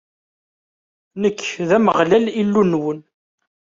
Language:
Kabyle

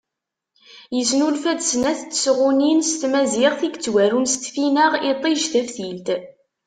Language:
Kabyle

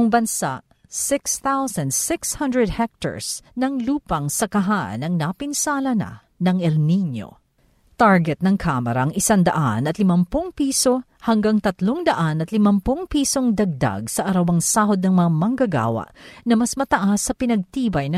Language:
Filipino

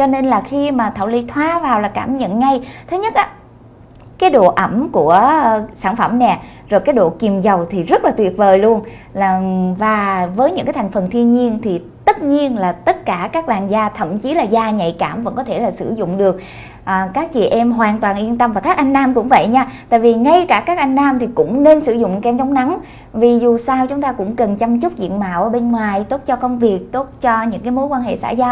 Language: Vietnamese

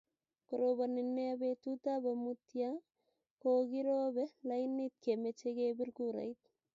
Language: Kalenjin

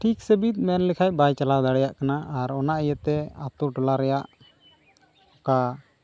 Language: Santali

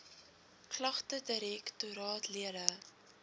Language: Afrikaans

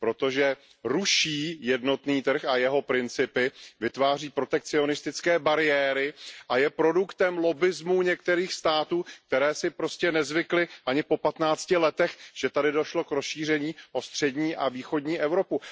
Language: Czech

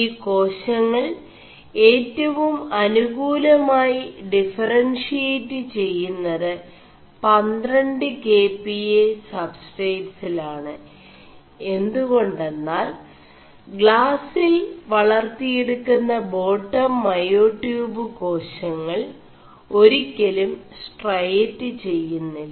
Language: Malayalam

